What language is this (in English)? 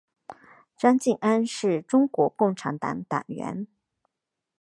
Chinese